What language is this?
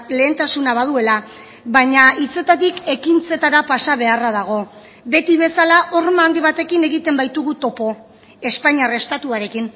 Basque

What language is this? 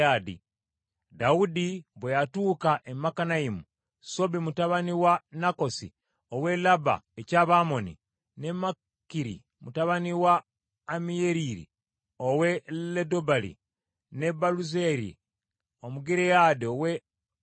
Ganda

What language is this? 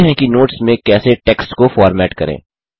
Hindi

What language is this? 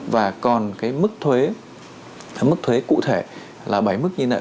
Vietnamese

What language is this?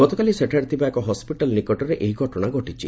Odia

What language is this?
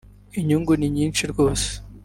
Kinyarwanda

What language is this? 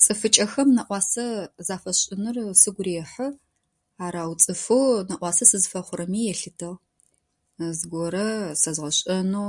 Adyghe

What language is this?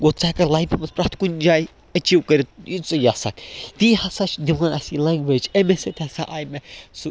Kashmiri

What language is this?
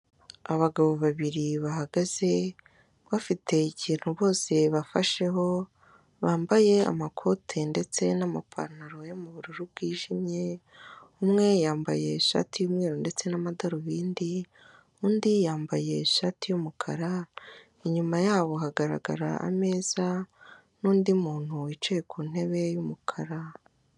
Kinyarwanda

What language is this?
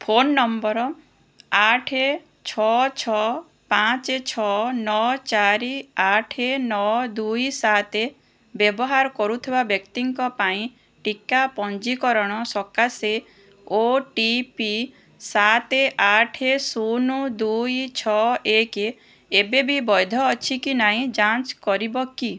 Odia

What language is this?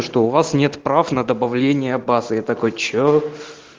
Russian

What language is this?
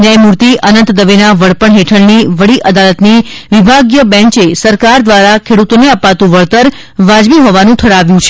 Gujarati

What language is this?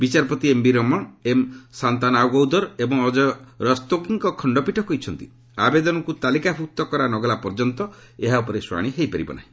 Odia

